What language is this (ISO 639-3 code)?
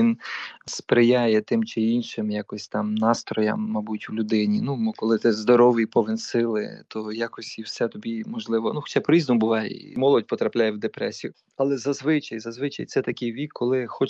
ukr